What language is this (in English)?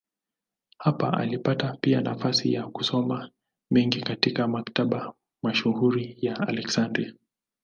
Swahili